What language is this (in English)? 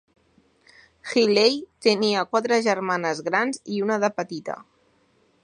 Catalan